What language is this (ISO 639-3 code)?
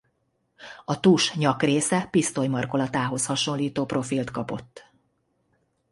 hun